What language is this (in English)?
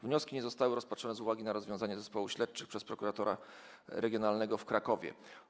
Polish